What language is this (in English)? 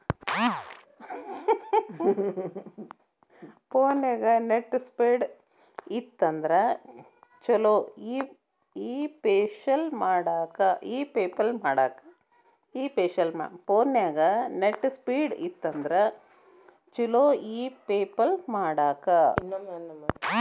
Kannada